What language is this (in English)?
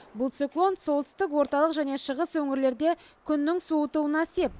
Kazakh